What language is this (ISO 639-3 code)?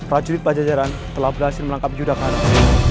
ind